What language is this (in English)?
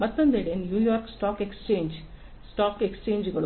Kannada